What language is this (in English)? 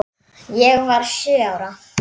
Icelandic